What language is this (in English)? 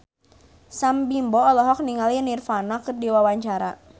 Sundanese